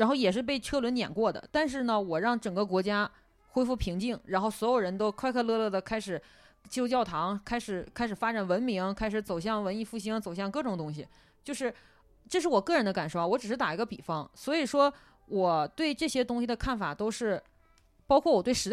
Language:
Chinese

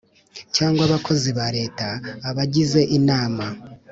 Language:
Kinyarwanda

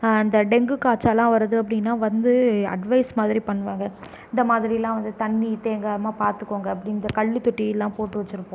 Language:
Tamil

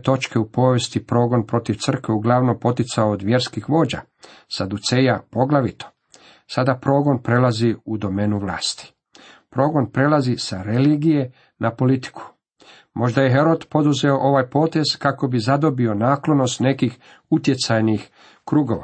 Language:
Croatian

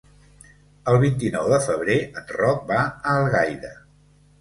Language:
Catalan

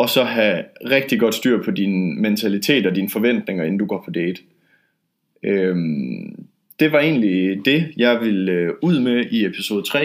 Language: Danish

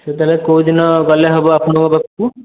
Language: Odia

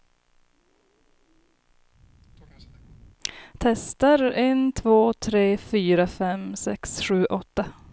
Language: Swedish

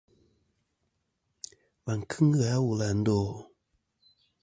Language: Kom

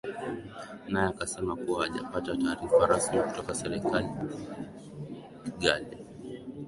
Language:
Swahili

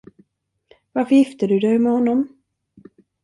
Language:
Swedish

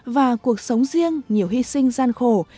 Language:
Vietnamese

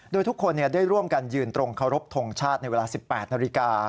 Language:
Thai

